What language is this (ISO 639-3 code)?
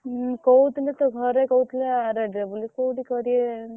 ori